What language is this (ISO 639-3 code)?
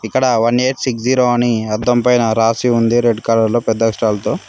tel